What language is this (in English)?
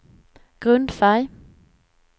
Swedish